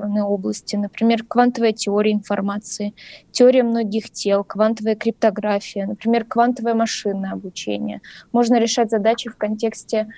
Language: Russian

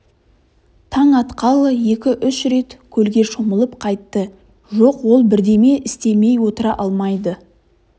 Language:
Kazakh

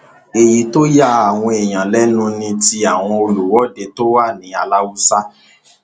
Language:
Yoruba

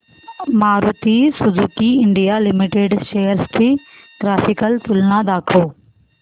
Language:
Marathi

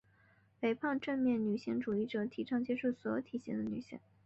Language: Chinese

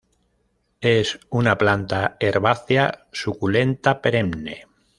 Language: Spanish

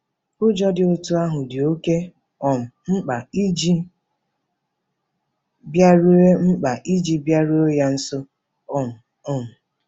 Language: Igbo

